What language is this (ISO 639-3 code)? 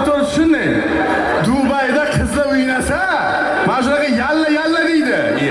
tur